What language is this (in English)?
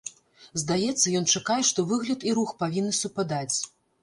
Belarusian